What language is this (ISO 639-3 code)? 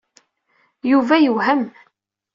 kab